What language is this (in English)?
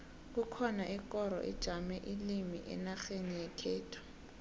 South Ndebele